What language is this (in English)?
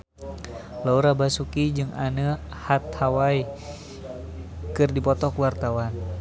Sundanese